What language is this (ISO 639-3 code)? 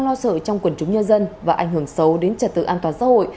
vie